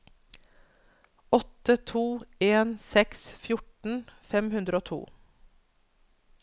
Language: Norwegian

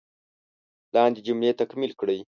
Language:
Pashto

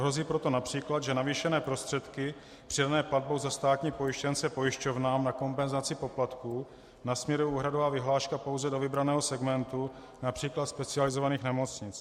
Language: Czech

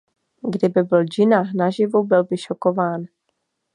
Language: Czech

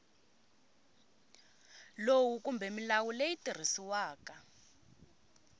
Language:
Tsonga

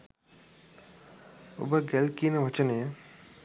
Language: Sinhala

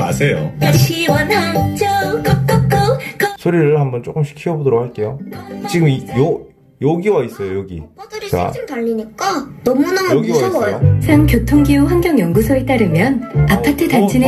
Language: Korean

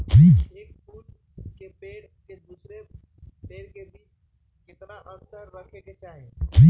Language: Magahi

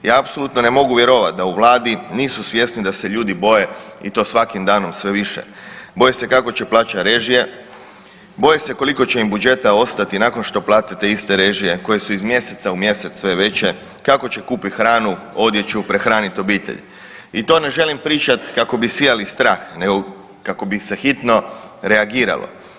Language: Croatian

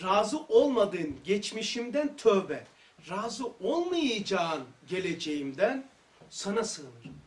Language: Turkish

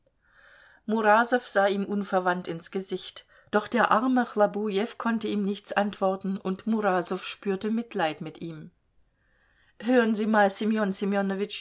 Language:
German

